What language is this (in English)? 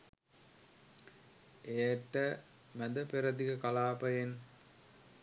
Sinhala